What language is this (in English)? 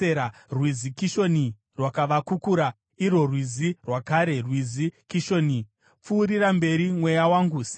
Shona